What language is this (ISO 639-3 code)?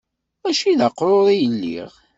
kab